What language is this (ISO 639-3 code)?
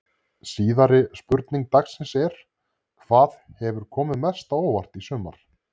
isl